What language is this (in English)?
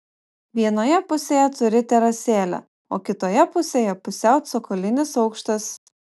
Lithuanian